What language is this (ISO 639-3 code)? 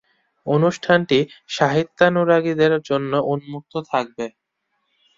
ben